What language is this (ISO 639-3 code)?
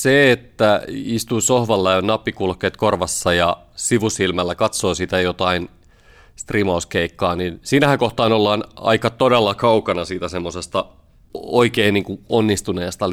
fin